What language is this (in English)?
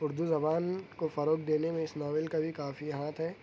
Urdu